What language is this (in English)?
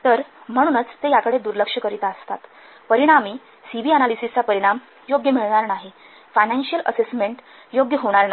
Marathi